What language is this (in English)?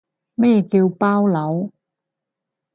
Cantonese